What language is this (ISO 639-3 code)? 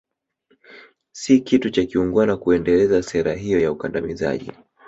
swa